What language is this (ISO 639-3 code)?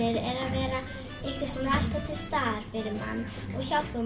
isl